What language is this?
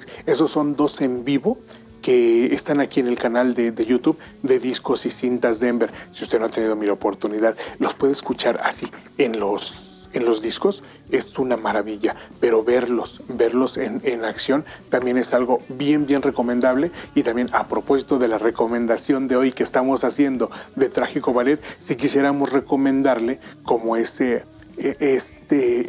Spanish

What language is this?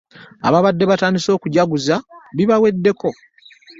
Ganda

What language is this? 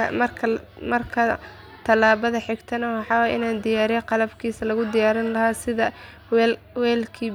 Somali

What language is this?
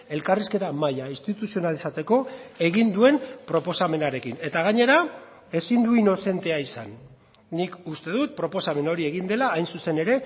Basque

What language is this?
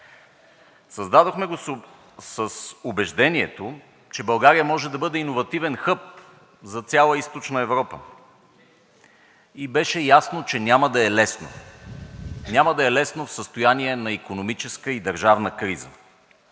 Bulgarian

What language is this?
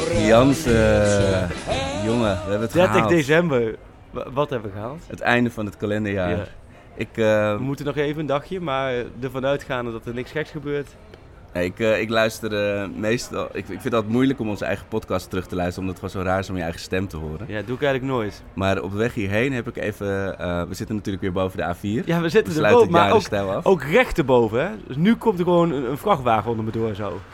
Dutch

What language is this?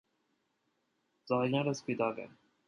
Armenian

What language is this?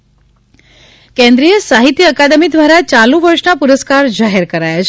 Gujarati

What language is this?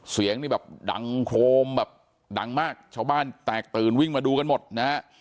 Thai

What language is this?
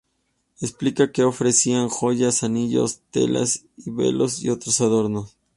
Spanish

